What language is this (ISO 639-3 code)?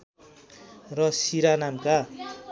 nep